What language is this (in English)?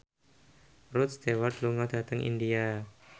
Javanese